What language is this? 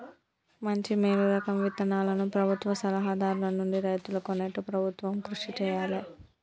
Telugu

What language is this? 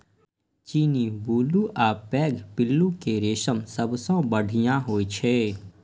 Maithili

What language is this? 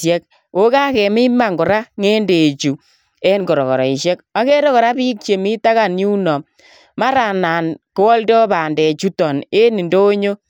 Kalenjin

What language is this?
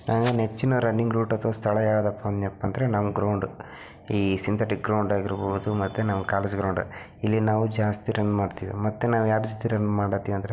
Kannada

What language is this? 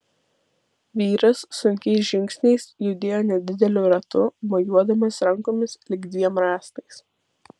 Lithuanian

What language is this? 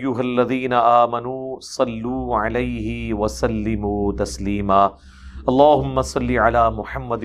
Urdu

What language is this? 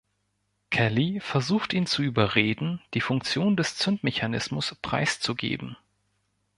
German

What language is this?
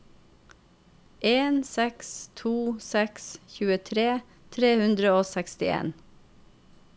Norwegian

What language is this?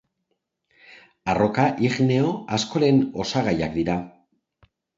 Basque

